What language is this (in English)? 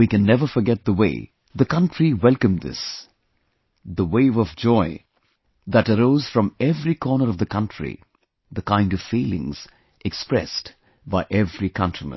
English